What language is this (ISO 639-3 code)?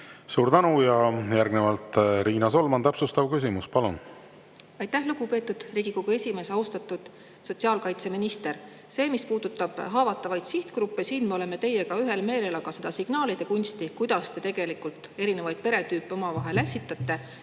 est